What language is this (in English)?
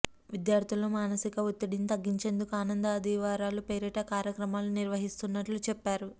Telugu